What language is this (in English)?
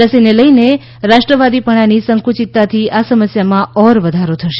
Gujarati